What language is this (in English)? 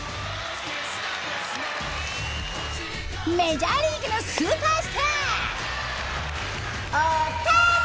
Japanese